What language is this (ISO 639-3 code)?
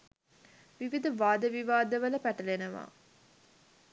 sin